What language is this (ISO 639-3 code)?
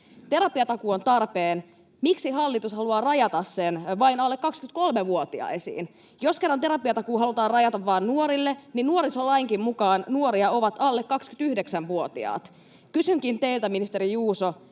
fin